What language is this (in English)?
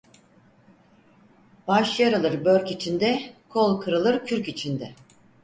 Turkish